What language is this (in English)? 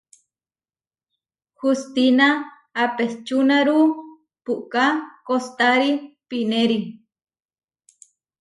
Huarijio